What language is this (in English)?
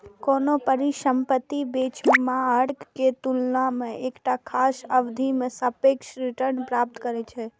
Maithili